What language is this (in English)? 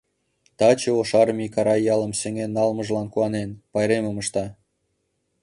Mari